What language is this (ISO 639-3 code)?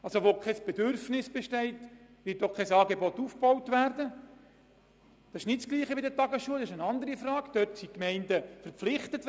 gsw